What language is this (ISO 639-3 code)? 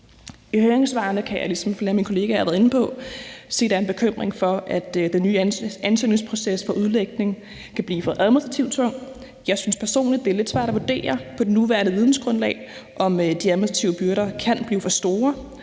dan